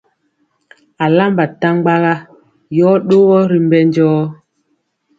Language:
Mpiemo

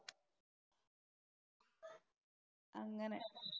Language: Malayalam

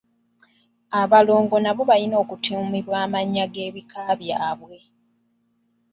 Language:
Ganda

